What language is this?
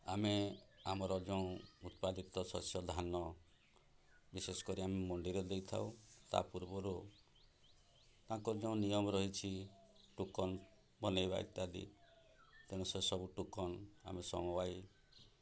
Odia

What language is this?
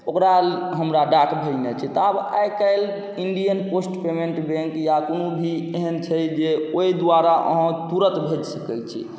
Maithili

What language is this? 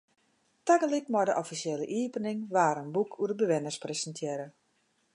Western Frisian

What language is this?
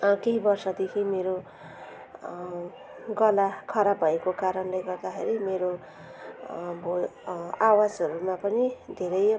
Nepali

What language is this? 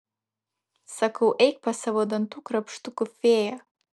Lithuanian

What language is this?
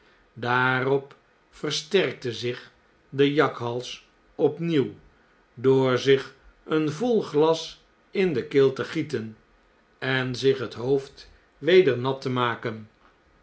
Dutch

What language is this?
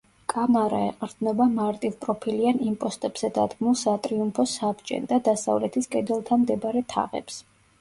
Georgian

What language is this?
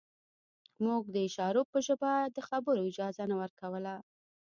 Pashto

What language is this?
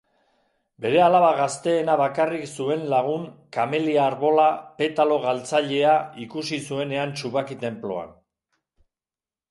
Basque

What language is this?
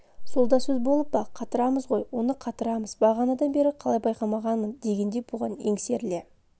Kazakh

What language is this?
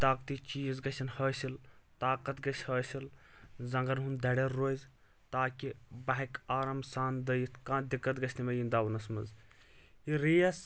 Kashmiri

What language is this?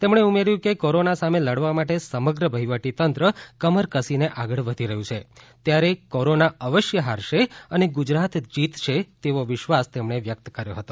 Gujarati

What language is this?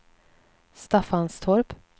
Swedish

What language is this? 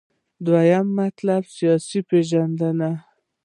Pashto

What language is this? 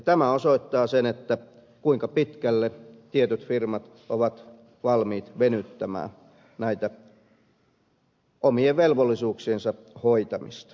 Finnish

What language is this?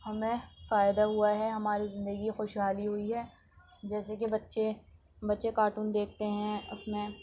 Urdu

